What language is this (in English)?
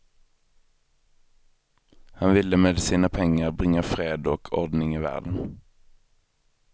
Swedish